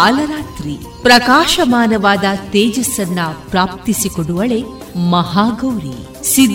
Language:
Kannada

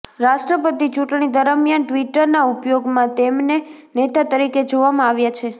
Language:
Gujarati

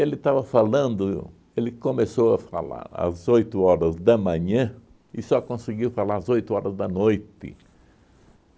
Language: Portuguese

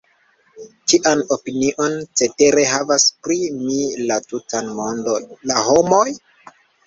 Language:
Esperanto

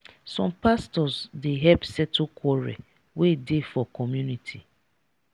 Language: Nigerian Pidgin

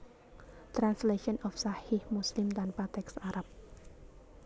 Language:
Javanese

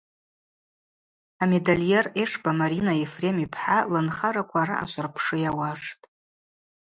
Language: Abaza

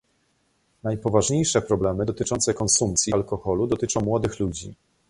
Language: Polish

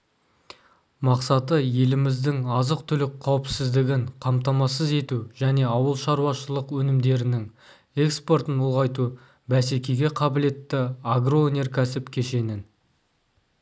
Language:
Kazakh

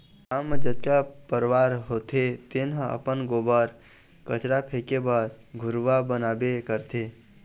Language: Chhattisgarhi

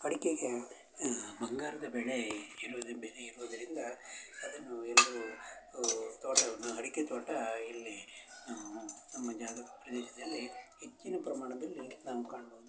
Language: Kannada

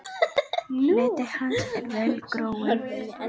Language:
Icelandic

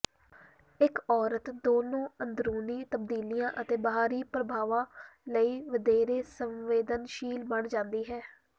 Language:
Punjabi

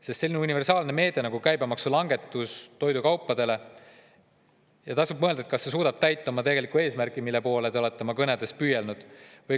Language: Estonian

